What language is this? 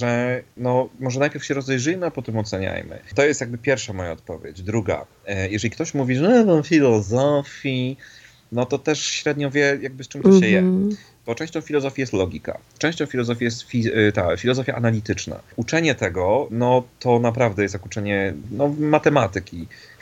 Polish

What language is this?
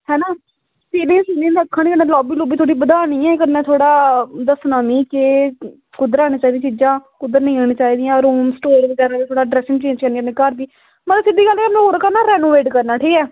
Dogri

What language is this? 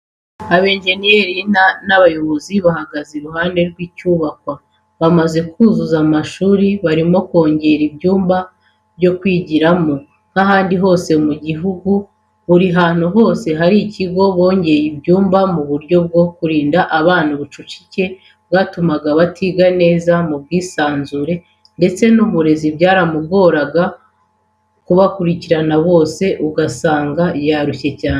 Kinyarwanda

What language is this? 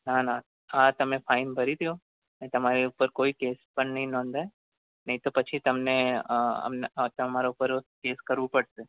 Gujarati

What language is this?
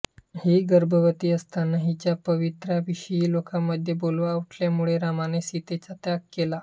Marathi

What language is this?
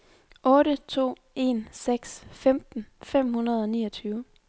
Danish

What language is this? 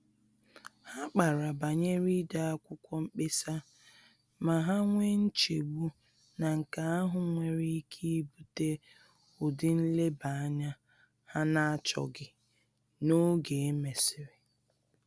Igbo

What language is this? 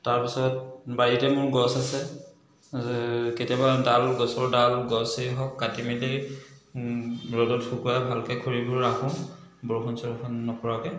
Assamese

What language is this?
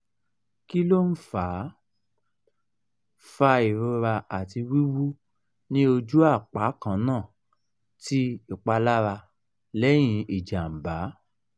Yoruba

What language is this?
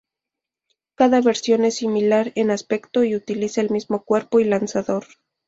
Spanish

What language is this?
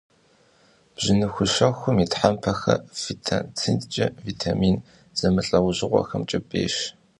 Kabardian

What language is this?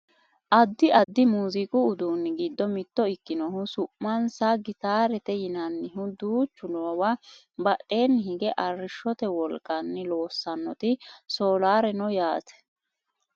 Sidamo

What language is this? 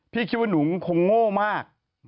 Thai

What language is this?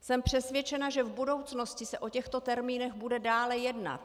Czech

